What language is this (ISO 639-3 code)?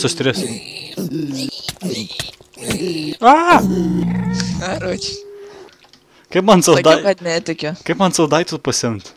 lit